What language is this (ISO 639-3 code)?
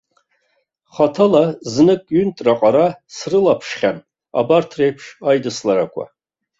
abk